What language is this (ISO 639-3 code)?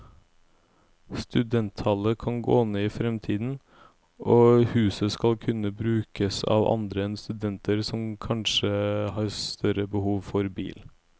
nor